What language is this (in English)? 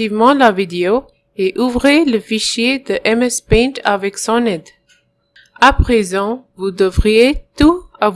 French